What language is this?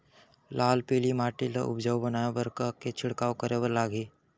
Chhattisgarhi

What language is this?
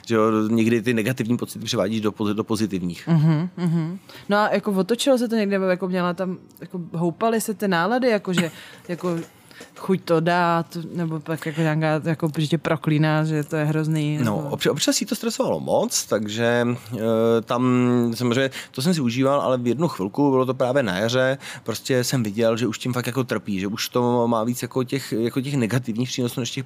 Czech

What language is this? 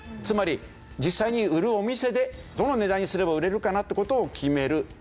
Japanese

